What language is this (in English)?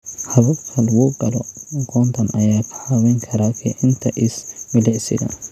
Somali